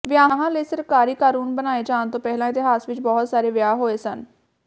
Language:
Punjabi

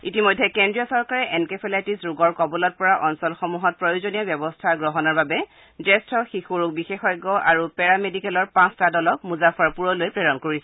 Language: Assamese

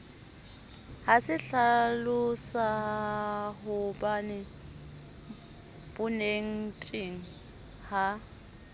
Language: Southern Sotho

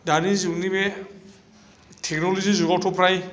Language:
Bodo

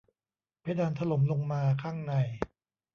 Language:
Thai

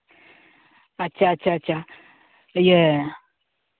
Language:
Santali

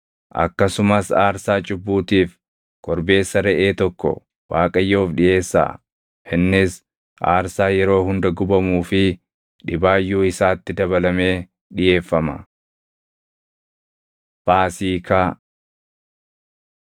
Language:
Oromo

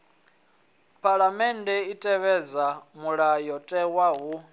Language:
Venda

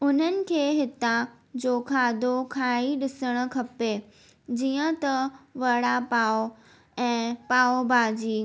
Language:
Sindhi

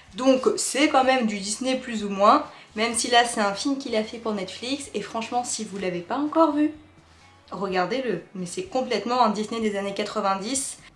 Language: French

